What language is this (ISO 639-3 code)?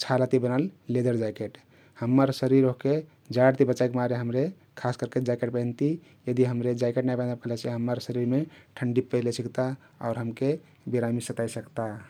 tkt